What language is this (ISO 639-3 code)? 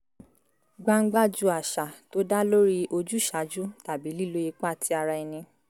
yor